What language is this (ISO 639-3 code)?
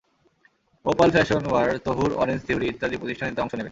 ben